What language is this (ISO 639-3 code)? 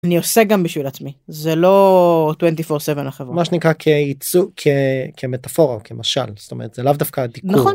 heb